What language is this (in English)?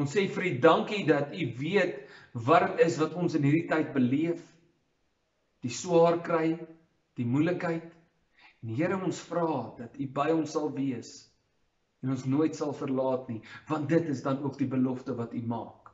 Dutch